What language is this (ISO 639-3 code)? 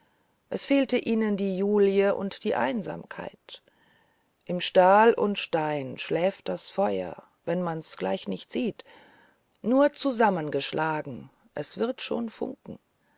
deu